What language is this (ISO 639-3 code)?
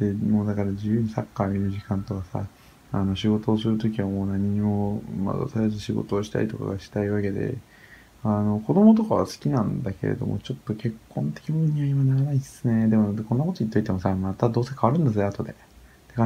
jpn